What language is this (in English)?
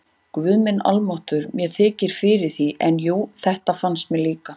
Icelandic